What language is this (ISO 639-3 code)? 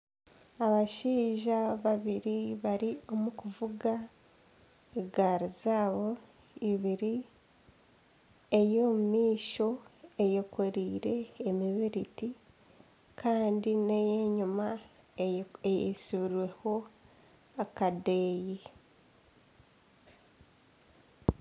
nyn